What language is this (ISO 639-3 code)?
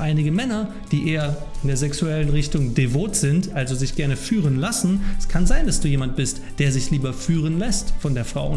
deu